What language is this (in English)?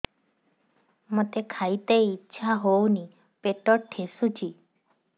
Odia